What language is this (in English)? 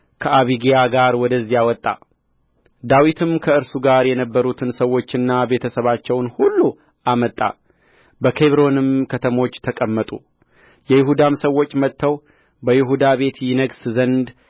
Amharic